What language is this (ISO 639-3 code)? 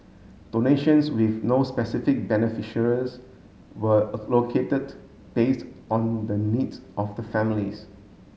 eng